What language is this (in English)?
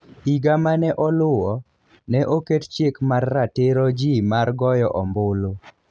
Luo (Kenya and Tanzania)